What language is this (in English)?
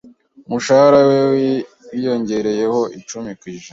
Kinyarwanda